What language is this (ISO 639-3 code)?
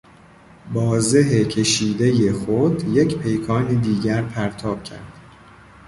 fas